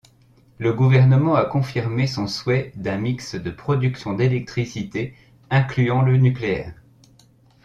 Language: French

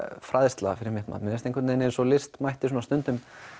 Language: Icelandic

